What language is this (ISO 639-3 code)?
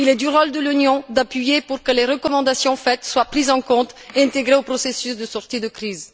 fra